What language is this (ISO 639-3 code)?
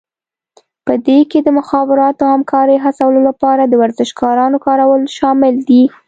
pus